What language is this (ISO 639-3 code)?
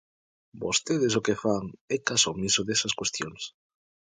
glg